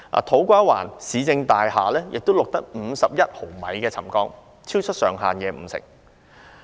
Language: Cantonese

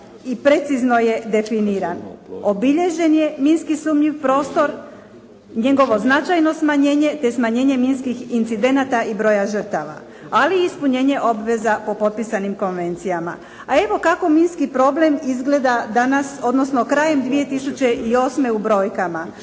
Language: Croatian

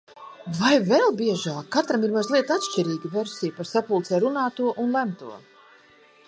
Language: Latvian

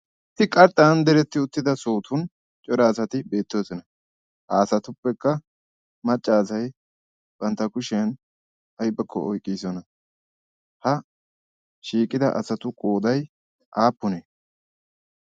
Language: Wolaytta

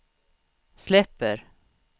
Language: Swedish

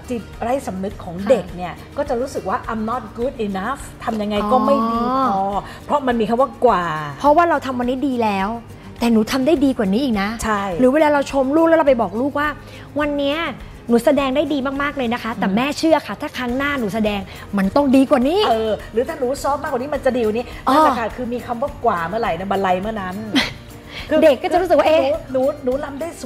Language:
Thai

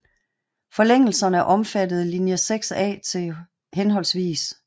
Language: Danish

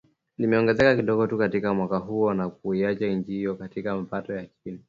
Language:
Swahili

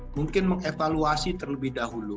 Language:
Indonesian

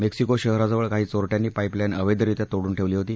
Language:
Marathi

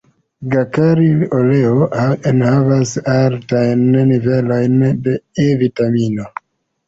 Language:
Esperanto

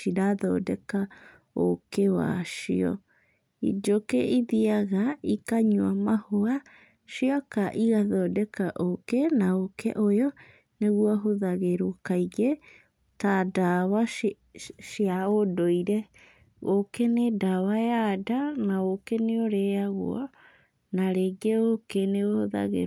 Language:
Kikuyu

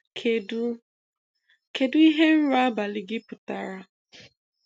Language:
Igbo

